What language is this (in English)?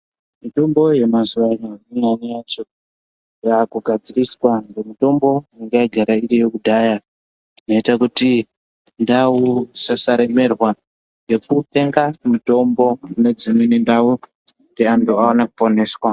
Ndau